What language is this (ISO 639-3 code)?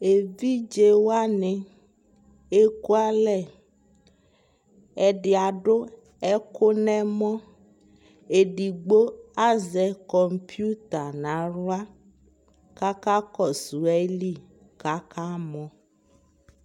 kpo